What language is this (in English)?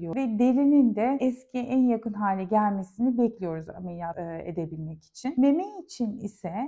Turkish